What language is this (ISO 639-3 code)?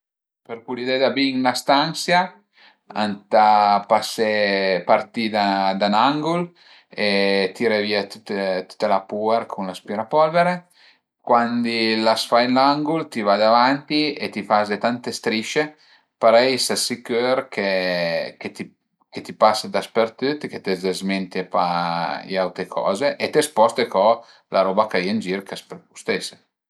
pms